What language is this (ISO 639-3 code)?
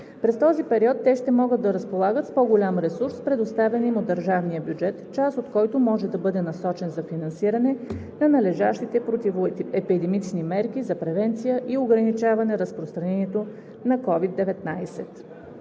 bul